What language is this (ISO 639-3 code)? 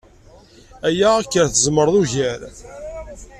kab